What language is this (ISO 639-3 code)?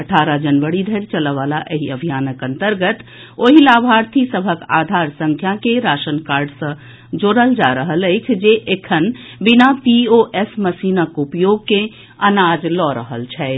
mai